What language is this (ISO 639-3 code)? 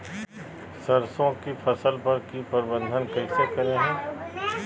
mag